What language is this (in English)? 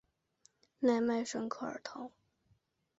Chinese